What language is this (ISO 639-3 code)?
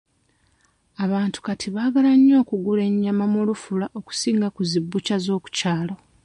lug